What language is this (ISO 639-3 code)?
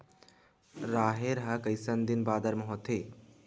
hne